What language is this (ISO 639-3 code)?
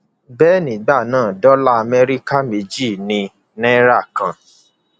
yor